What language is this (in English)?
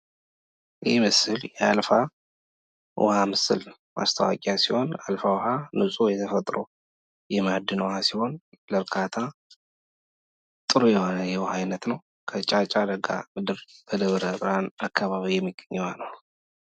Amharic